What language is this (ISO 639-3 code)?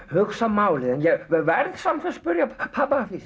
isl